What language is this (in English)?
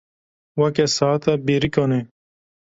Kurdish